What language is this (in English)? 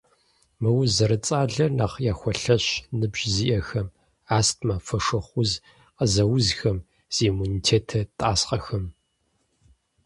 Kabardian